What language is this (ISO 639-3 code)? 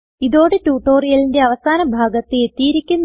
mal